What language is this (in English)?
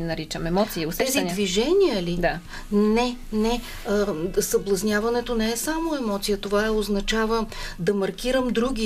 Bulgarian